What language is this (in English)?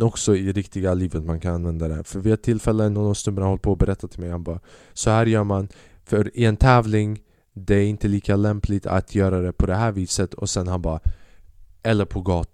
Swedish